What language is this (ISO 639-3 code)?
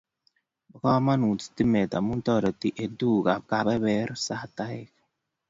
kln